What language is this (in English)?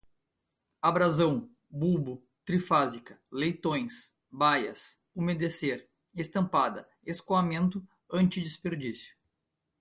Portuguese